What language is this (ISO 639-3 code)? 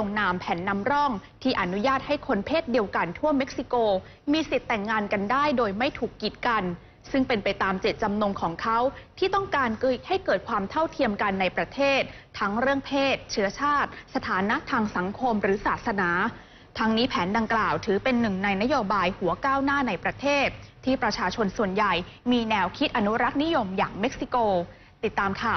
tha